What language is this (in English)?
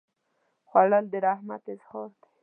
Pashto